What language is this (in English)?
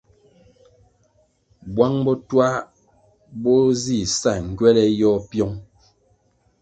Kwasio